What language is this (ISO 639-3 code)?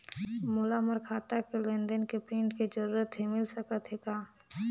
hne